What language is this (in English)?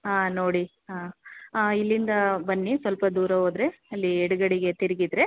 Kannada